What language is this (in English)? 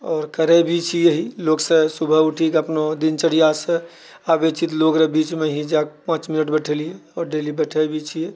Maithili